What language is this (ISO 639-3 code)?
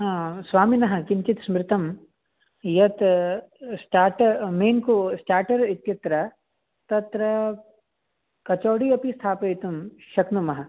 san